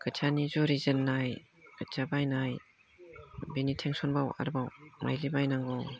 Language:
Bodo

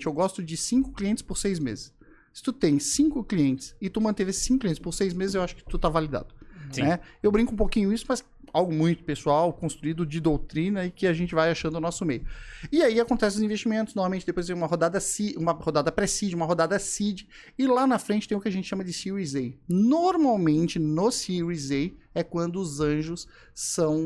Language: Portuguese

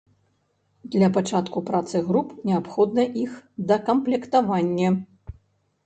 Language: Belarusian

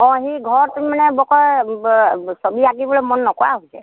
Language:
Assamese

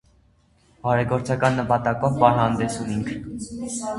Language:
Armenian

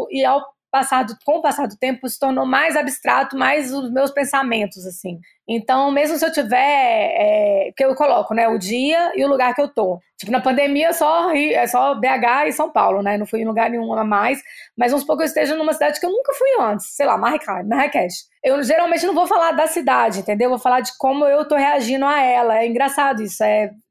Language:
Portuguese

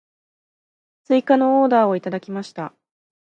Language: Japanese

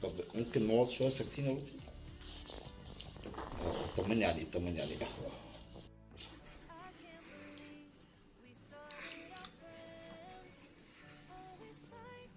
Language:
Arabic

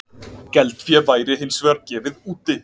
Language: Icelandic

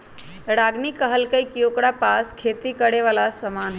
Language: Magahi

